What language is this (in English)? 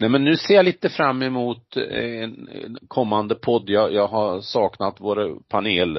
Swedish